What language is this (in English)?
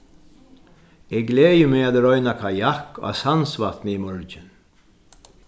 Faroese